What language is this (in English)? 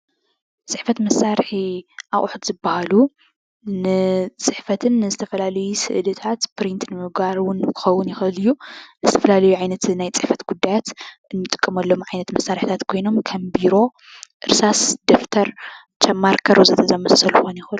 Tigrinya